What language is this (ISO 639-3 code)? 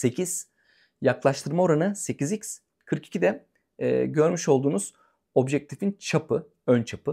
tur